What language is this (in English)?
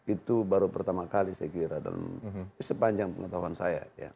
Indonesian